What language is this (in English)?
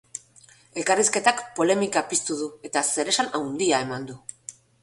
Basque